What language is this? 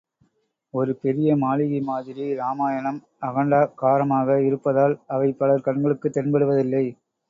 Tamil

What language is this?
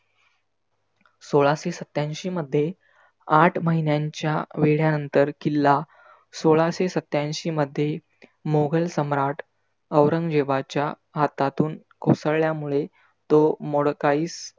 Marathi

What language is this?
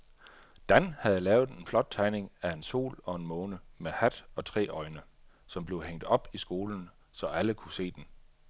Danish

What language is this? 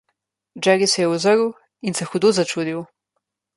Slovenian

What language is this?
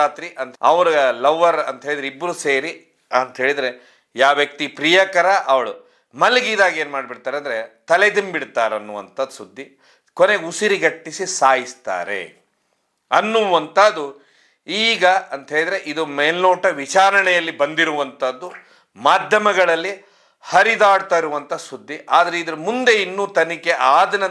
Indonesian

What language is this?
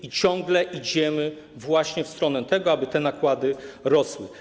Polish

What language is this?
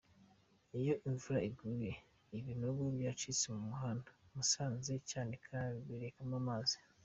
Kinyarwanda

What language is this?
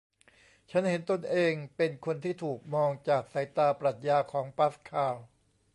Thai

